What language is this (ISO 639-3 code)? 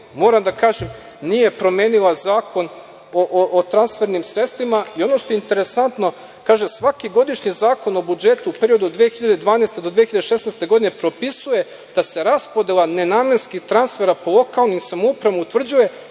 srp